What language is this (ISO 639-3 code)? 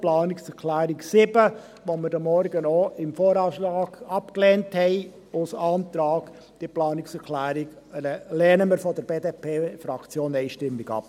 gsw